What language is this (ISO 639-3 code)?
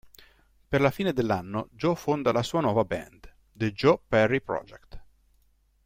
ita